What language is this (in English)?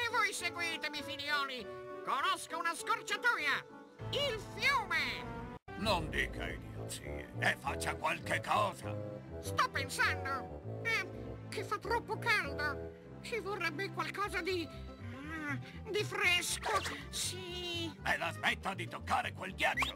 Italian